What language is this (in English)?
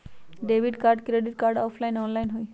Magahi